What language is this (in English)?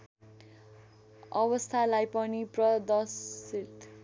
Nepali